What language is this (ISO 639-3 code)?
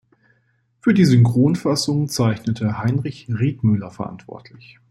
deu